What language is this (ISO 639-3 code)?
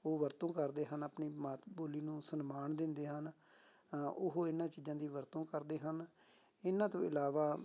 pan